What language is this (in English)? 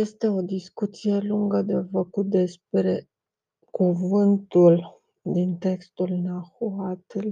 Romanian